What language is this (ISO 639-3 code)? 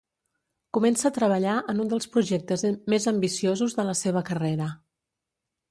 cat